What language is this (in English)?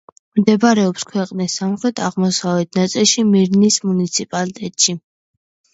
Georgian